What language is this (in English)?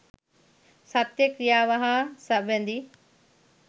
Sinhala